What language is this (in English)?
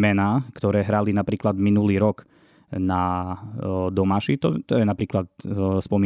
Slovak